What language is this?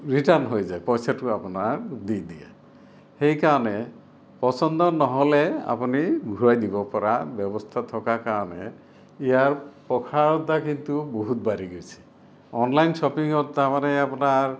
Assamese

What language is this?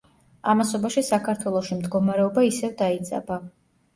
Georgian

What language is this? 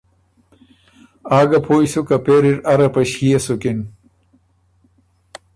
Ormuri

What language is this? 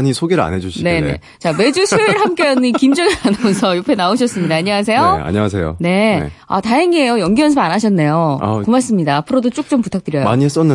Korean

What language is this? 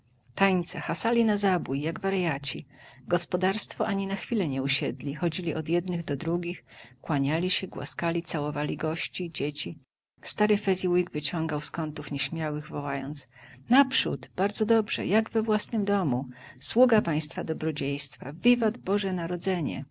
Polish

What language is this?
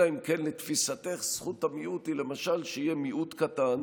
Hebrew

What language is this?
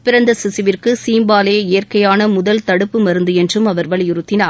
Tamil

